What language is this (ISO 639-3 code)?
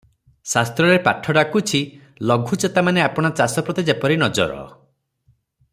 ori